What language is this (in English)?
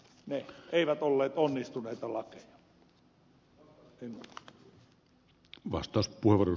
Finnish